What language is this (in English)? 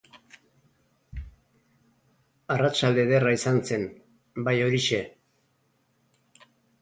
Basque